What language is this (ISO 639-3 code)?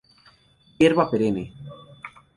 spa